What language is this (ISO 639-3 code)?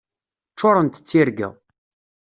kab